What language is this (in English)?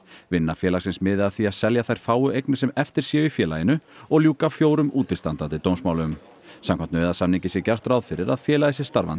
Icelandic